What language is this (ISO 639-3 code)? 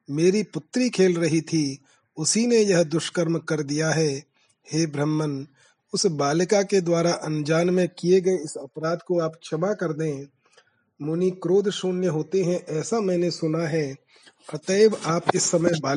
hin